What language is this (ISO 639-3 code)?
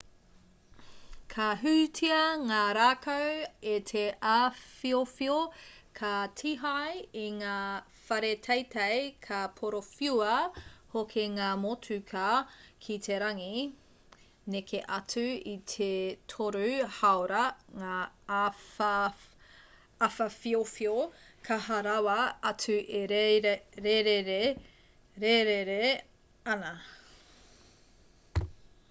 mri